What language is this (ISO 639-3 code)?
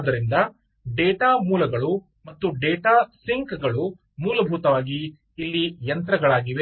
kan